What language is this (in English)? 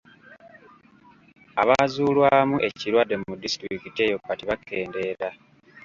Ganda